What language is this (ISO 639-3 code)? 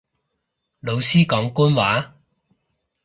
yue